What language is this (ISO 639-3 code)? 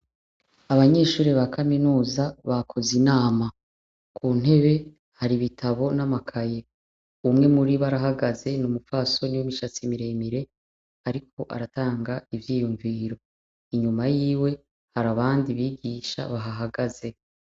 run